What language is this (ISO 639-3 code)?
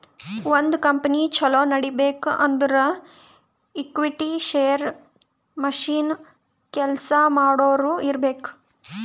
kan